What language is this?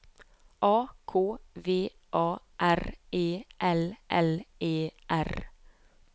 Norwegian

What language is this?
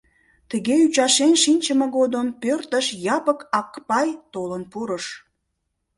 Mari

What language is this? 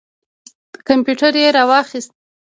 Pashto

